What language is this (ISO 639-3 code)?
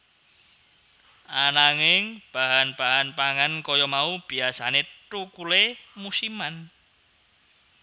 jav